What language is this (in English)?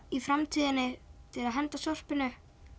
Icelandic